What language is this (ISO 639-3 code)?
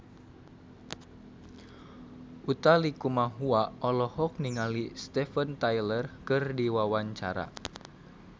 sun